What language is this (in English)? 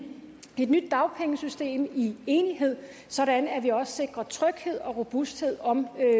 Danish